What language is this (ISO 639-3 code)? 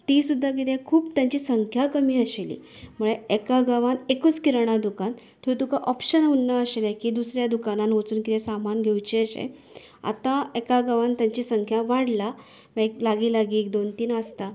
kok